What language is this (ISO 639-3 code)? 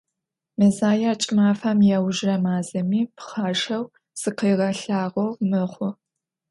ady